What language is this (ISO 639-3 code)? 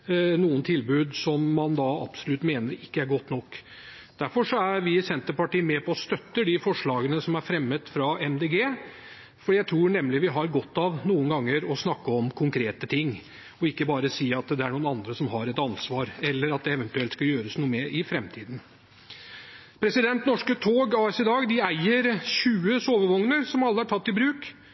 nob